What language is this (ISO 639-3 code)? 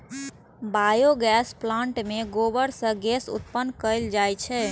mai